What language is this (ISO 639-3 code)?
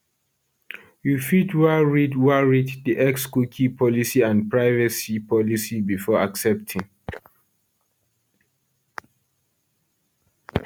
pcm